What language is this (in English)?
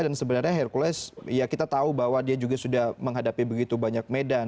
Indonesian